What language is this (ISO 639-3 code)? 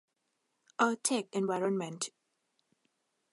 tha